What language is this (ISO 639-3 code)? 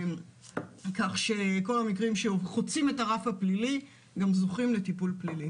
heb